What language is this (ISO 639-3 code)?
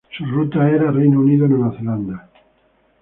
spa